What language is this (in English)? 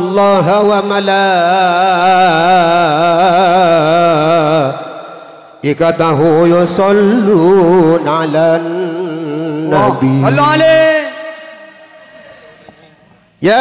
Arabic